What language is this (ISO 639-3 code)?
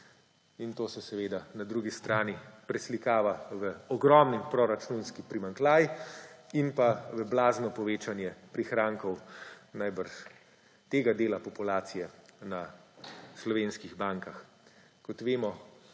slv